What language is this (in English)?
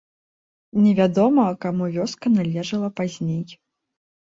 Belarusian